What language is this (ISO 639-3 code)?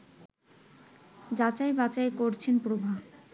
ben